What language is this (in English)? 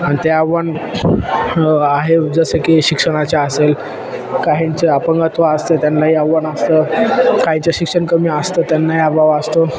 Marathi